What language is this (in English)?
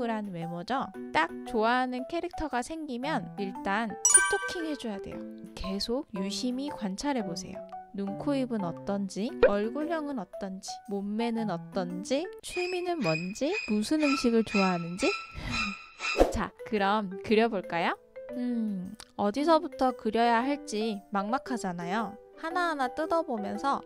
Korean